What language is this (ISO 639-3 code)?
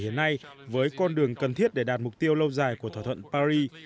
vie